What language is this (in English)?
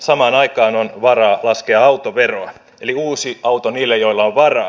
Finnish